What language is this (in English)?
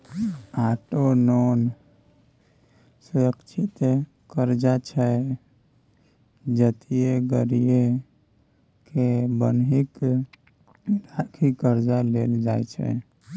Maithili